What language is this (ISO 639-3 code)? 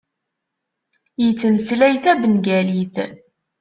kab